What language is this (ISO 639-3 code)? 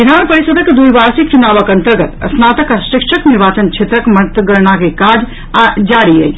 mai